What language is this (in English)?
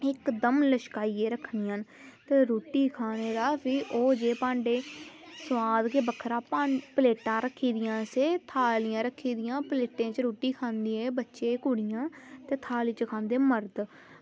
Dogri